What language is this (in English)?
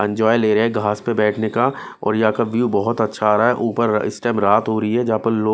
Hindi